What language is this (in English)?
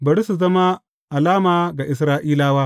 Hausa